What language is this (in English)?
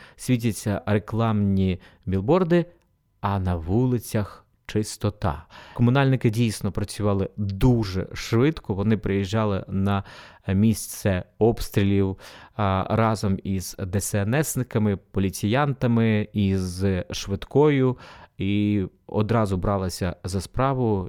Ukrainian